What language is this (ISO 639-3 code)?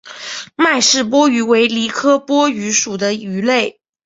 zho